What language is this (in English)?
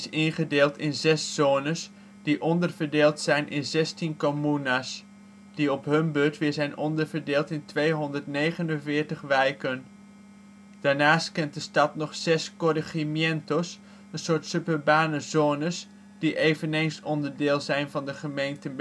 Dutch